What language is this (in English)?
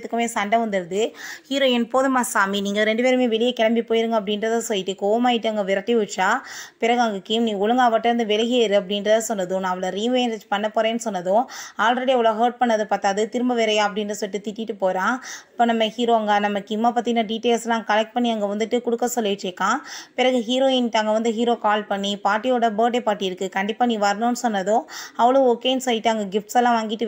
Tamil